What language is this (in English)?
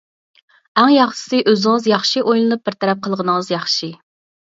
Uyghur